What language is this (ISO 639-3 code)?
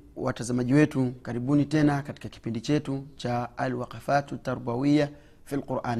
swa